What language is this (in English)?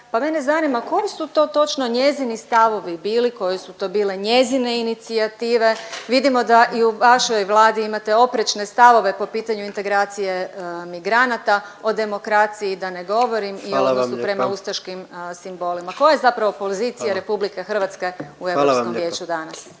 Croatian